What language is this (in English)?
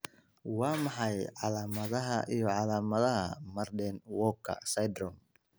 Somali